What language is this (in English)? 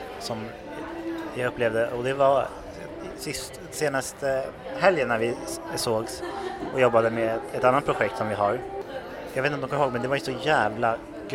Swedish